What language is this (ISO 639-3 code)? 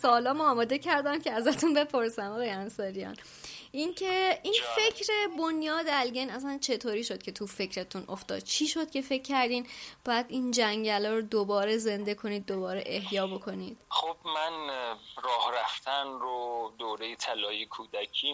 fas